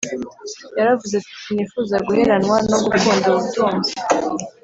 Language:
Kinyarwanda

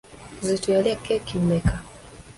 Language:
Ganda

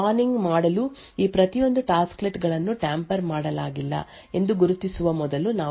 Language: Kannada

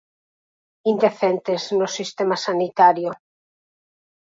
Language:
Galician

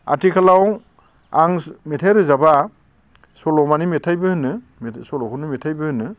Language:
Bodo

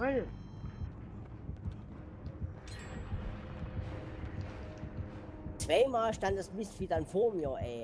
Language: German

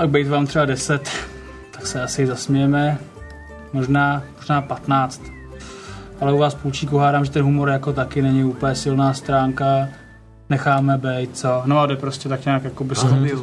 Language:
Czech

